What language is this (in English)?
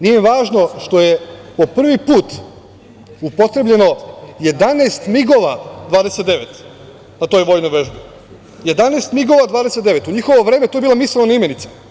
Serbian